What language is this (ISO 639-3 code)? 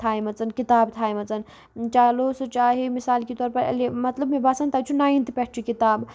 kas